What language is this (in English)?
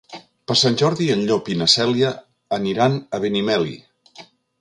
Catalan